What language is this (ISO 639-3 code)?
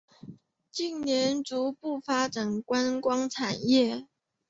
zho